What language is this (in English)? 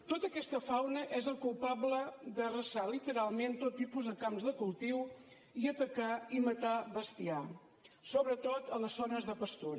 Catalan